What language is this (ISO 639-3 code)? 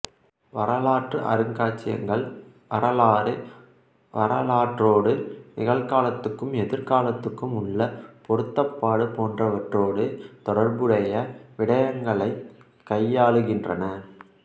tam